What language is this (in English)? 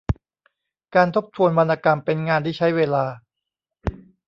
Thai